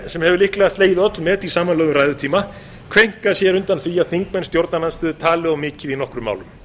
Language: Icelandic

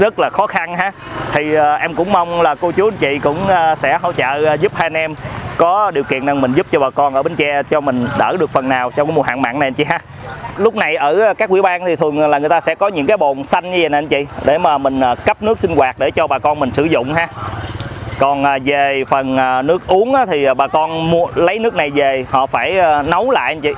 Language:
Vietnamese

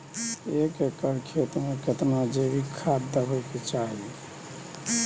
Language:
Maithili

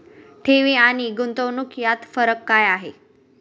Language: Marathi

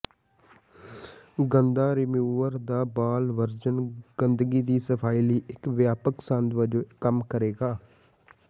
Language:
Punjabi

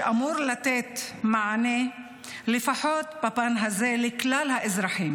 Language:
Hebrew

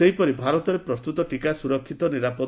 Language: Odia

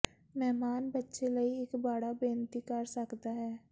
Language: Punjabi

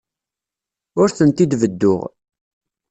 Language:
Kabyle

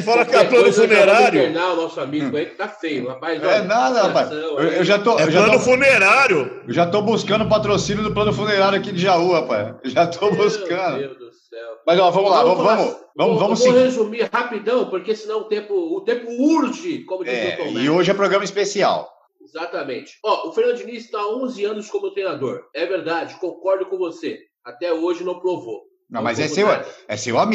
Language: Portuguese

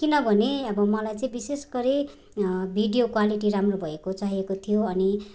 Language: Nepali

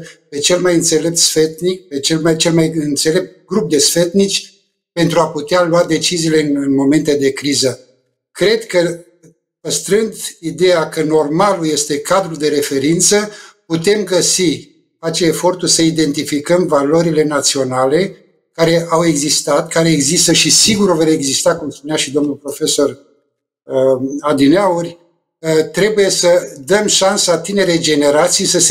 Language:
Romanian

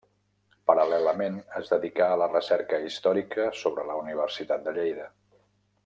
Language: Catalan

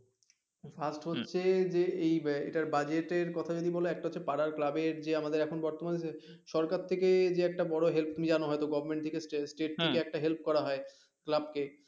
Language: Bangla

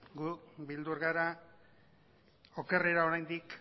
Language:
Basque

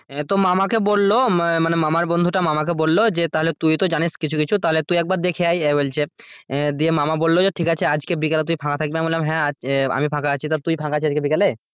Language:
Bangla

